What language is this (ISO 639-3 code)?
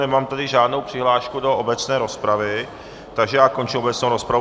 ces